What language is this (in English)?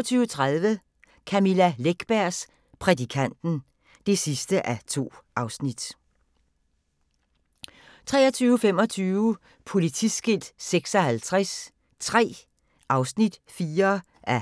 Danish